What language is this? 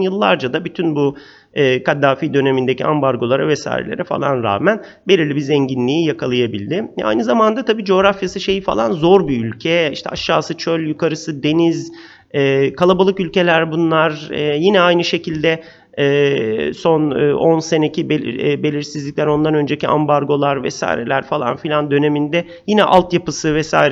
Turkish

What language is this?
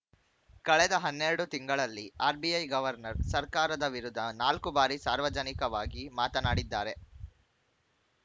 Kannada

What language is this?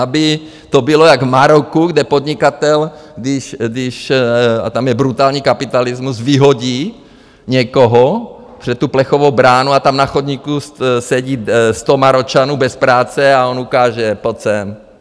Czech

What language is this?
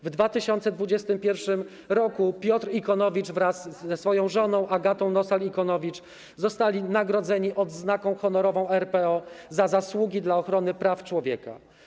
Polish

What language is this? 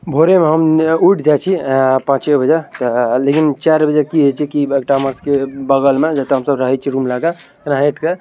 Maithili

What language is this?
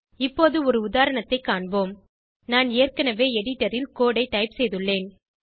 Tamil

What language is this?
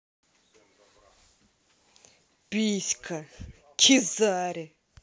Russian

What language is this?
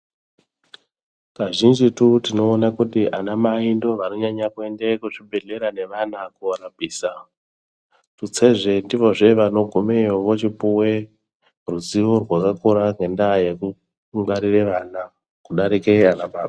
Ndau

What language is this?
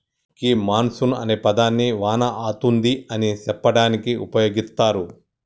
Telugu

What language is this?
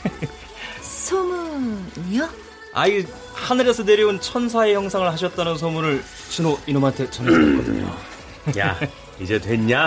Korean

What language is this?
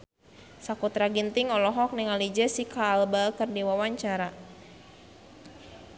Sundanese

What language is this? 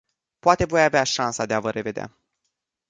Romanian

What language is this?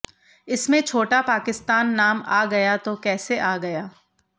Hindi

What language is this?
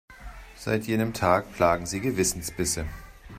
German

